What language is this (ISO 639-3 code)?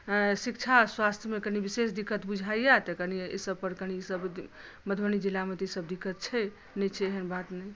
mai